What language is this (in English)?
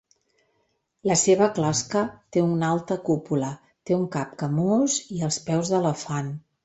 Catalan